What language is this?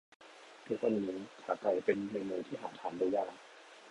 Thai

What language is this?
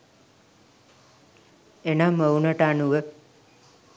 Sinhala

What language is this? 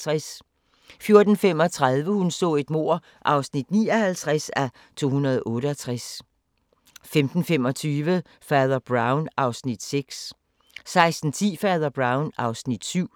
Danish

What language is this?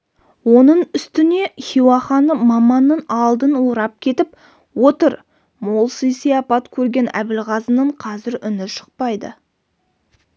Kazakh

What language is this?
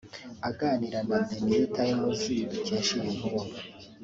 Kinyarwanda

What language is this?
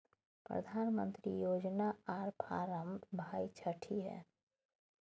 Maithili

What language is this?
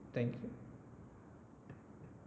Malayalam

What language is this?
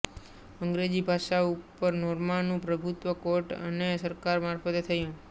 Gujarati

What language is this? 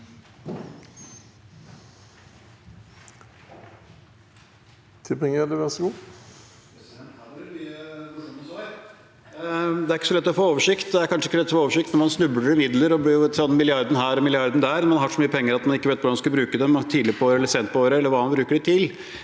Norwegian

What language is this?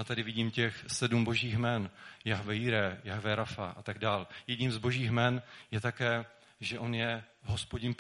Czech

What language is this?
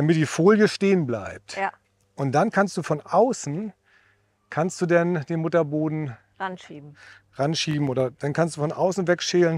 German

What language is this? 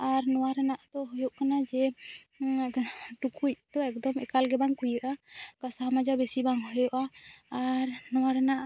Santali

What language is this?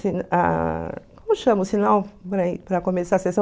Portuguese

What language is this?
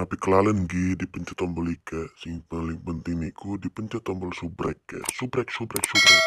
Thai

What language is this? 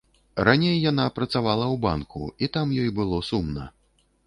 Belarusian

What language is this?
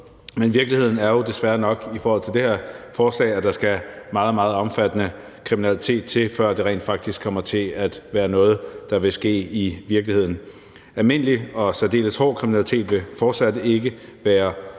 Danish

